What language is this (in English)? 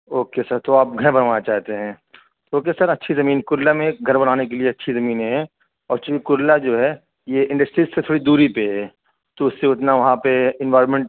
Urdu